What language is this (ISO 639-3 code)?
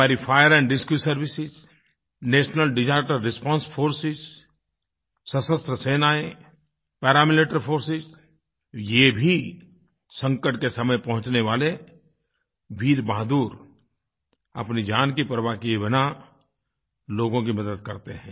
hin